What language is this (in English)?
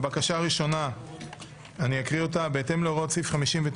Hebrew